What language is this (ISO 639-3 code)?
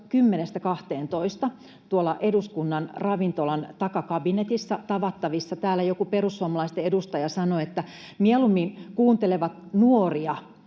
fin